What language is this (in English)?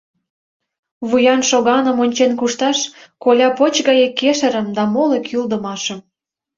Mari